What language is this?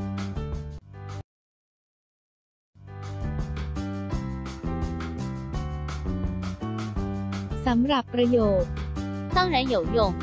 Thai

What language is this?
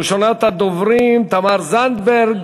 Hebrew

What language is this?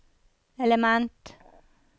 Norwegian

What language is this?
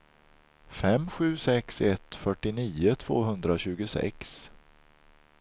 Swedish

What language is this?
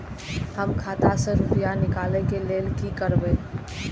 Maithili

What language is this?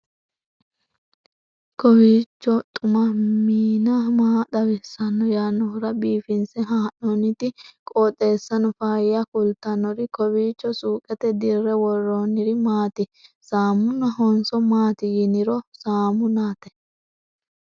Sidamo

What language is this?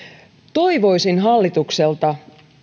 Finnish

